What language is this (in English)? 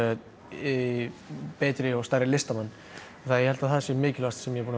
Icelandic